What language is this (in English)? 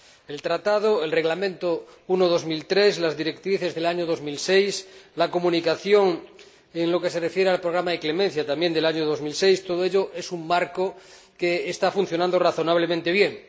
Spanish